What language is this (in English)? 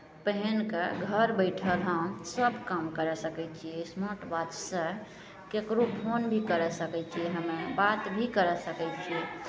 Maithili